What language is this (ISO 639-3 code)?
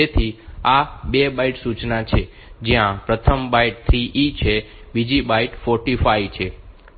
guj